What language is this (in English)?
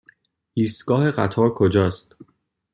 Persian